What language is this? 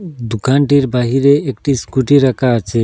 Bangla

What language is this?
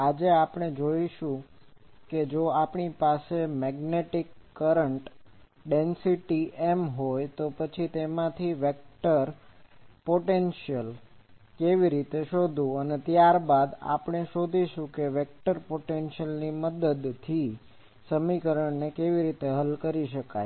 Gujarati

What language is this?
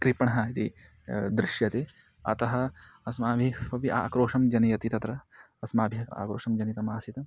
Sanskrit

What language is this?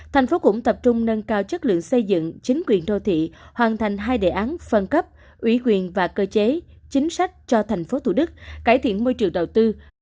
Vietnamese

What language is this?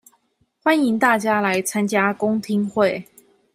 Chinese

